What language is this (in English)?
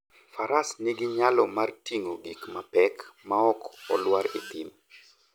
Luo (Kenya and Tanzania)